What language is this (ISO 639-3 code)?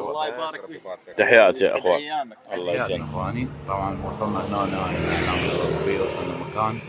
ara